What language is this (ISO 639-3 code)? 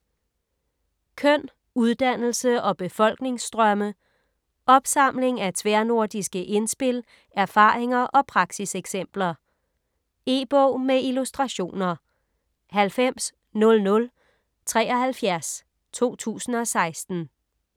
dan